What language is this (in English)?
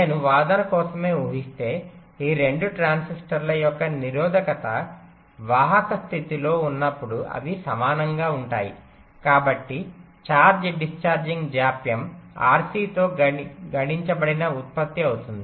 Telugu